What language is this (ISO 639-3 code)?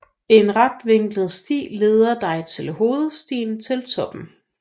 dan